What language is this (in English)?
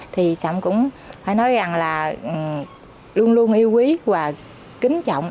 Vietnamese